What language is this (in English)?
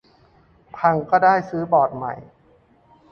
Thai